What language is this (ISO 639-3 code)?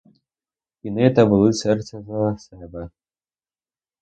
ukr